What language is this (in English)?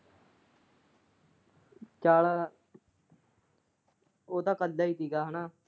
Punjabi